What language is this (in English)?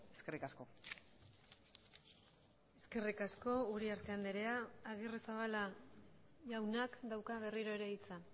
Basque